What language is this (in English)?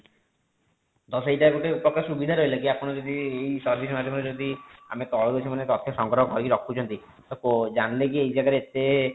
Odia